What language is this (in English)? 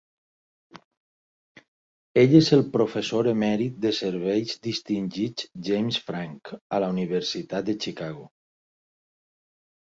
Catalan